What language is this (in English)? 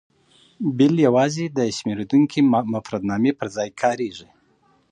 Pashto